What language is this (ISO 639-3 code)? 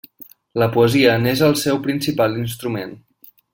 cat